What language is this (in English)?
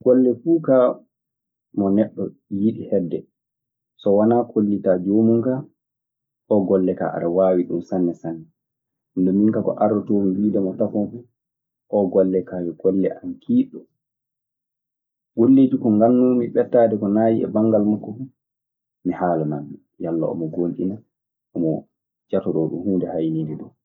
Maasina Fulfulde